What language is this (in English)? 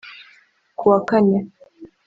Kinyarwanda